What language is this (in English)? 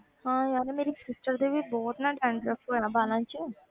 Punjabi